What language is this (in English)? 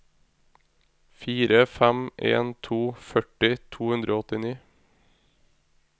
Norwegian